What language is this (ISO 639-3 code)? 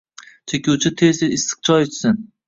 uzb